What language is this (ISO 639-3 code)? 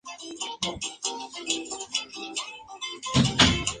spa